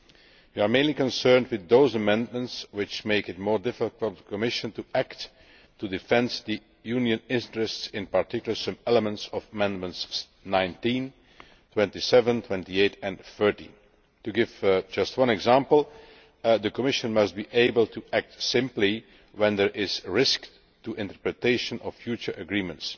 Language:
English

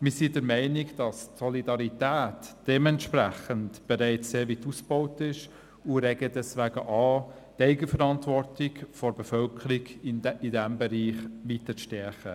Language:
Swiss German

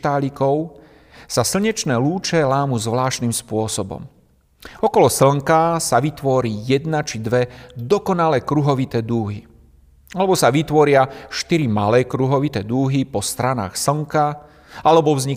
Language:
Slovak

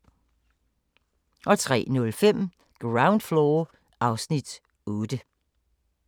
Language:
Danish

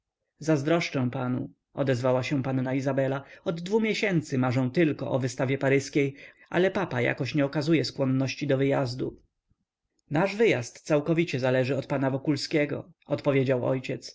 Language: Polish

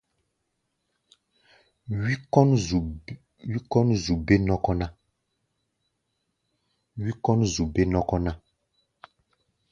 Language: Gbaya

